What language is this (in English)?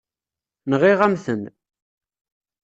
Kabyle